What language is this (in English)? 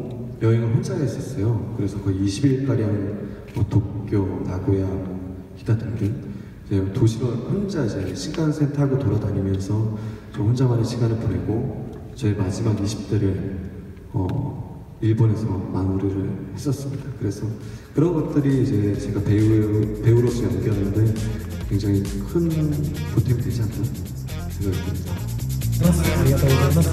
Korean